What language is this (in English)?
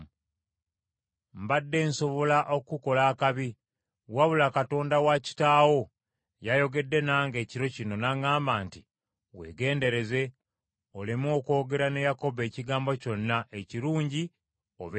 Ganda